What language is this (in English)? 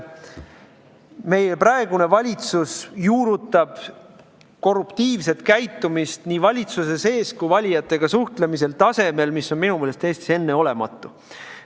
Estonian